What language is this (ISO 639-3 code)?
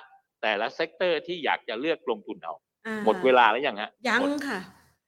tha